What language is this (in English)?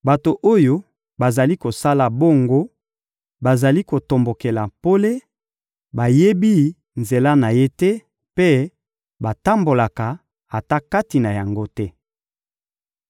Lingala